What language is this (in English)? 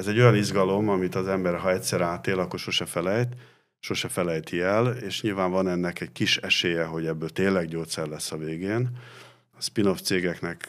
Hungarian